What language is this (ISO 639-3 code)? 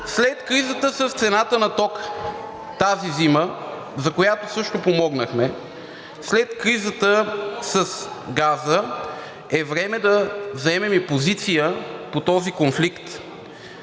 bul